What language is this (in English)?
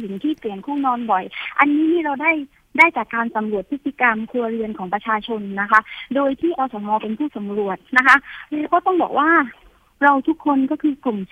Thai